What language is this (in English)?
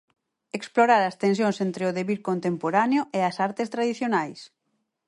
Galician